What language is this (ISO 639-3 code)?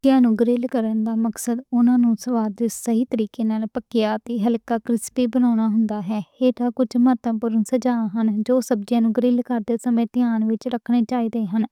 lah